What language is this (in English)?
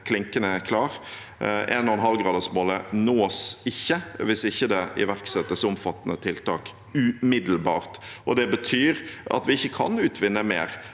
Norwegian